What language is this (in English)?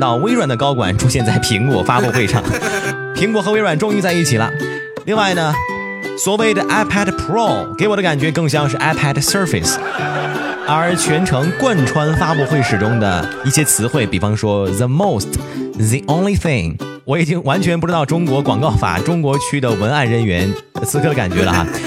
Chinese